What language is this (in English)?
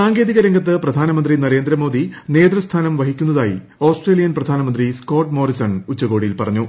Malayalam